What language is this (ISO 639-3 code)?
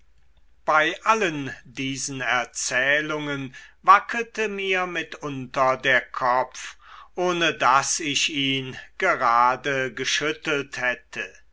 deu